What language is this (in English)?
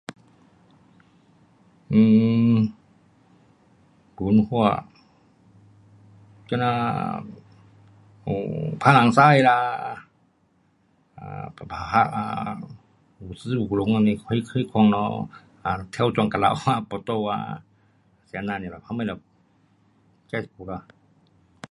Pu-Xian Chinese